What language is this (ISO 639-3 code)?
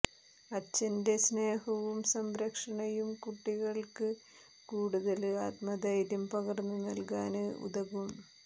mal